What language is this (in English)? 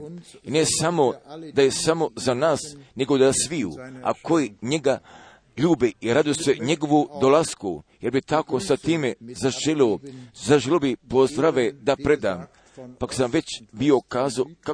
Croatian